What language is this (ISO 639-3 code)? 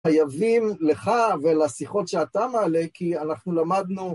heb